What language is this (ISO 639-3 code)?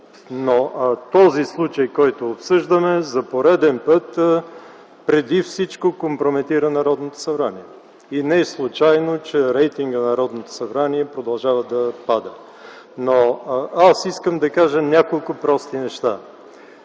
bul